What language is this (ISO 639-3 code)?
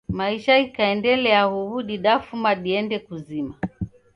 dav